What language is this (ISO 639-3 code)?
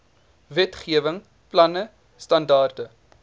afr